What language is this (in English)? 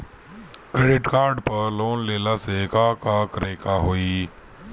Bhojpuri